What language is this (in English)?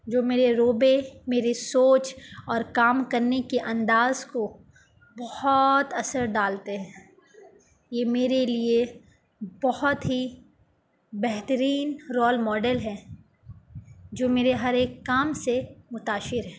Urdu